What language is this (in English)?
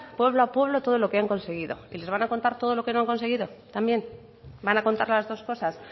Spanish